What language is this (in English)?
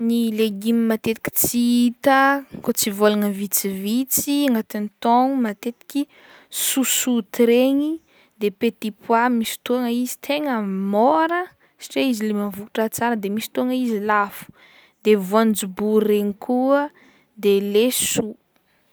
Northern Betsimisaraka Malagasy